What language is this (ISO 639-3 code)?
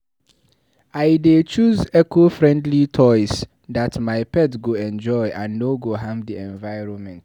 pcm